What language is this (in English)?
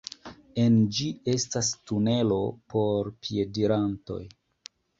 Esperanto